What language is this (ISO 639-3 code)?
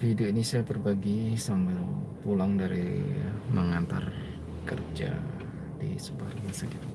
ind